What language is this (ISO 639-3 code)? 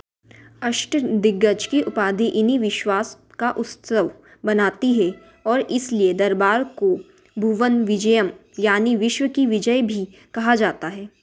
hin